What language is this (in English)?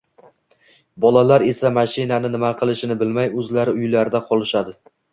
Uzbek